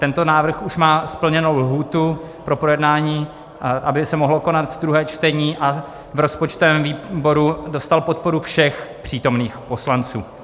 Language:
Czech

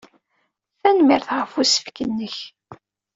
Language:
Kabyle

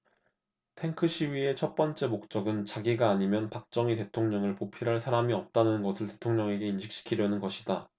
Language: Korean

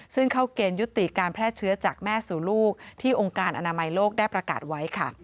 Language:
Thai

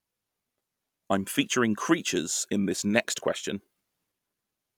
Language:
English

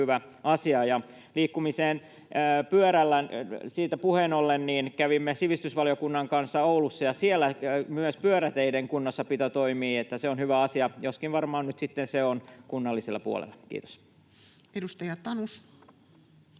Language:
Finnish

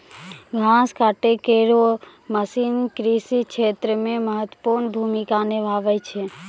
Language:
Maithili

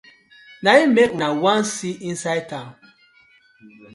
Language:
Nigerian Pidgin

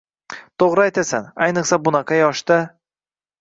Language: Uzbek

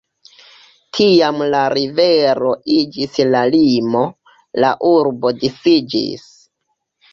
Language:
Esperanto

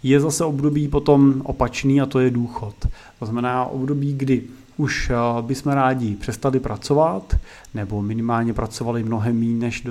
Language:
Czech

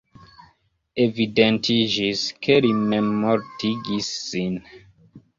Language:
Esperanto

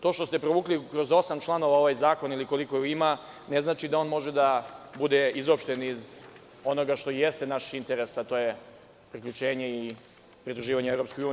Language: Serbian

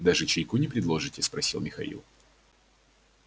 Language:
Russian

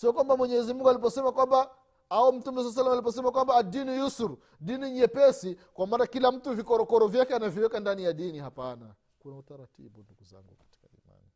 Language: Swahili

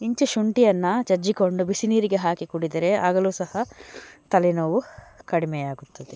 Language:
Kannada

